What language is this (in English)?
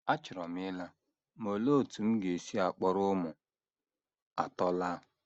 Igbo